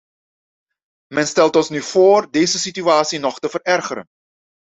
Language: Dutch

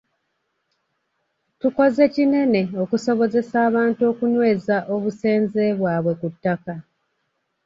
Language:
Ganda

